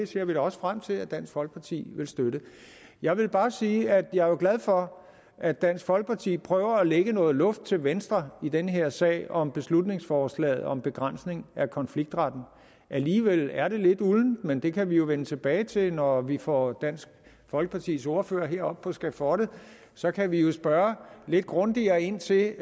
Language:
Danish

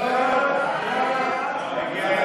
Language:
Hebrew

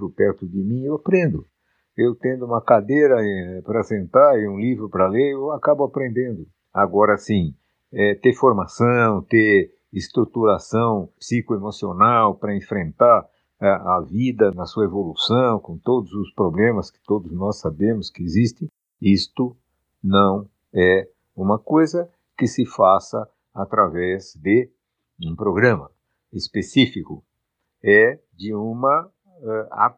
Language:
Portuguese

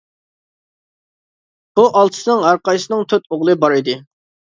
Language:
Uyghur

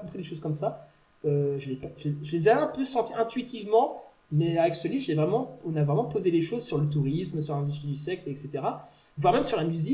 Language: French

